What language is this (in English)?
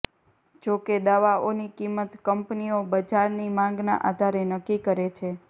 Gujarati